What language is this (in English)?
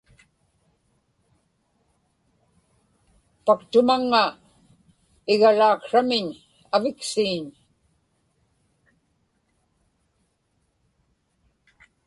Inupiaq